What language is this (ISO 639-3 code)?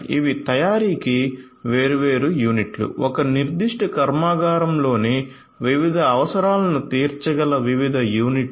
tel